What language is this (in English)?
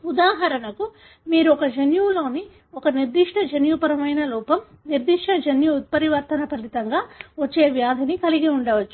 Telugu